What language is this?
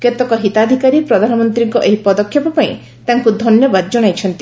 Odia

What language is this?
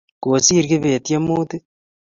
Kalenjin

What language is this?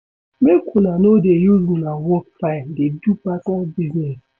Nigerian Pidgin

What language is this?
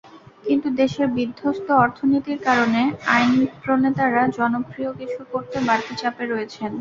Bangla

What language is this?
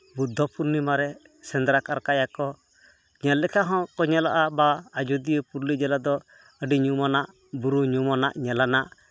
Santali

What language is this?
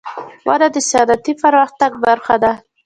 Pashto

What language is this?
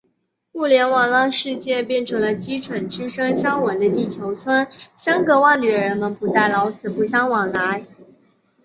Chinese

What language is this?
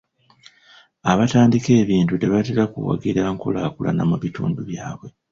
Ganda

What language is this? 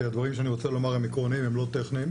Hebrew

